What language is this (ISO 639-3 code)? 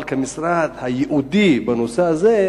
heb